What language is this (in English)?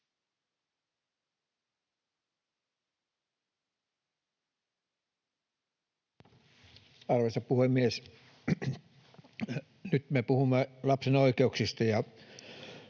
Finnish